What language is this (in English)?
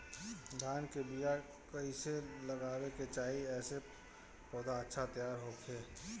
Bhojpuri